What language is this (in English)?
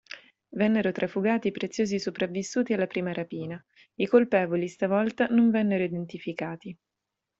Italian